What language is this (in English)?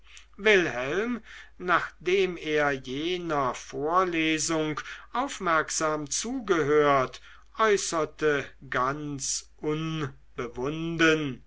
German